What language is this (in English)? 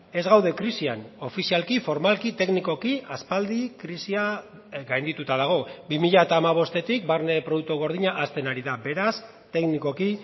Basque